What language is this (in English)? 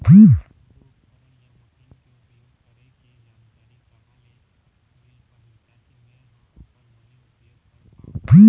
Chhattisgarhi